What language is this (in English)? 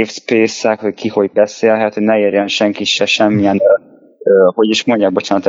Hungarian